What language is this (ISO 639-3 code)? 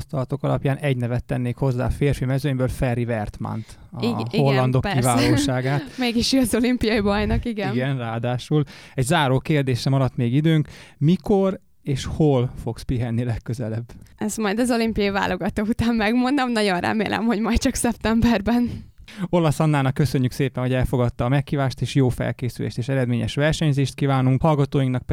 hun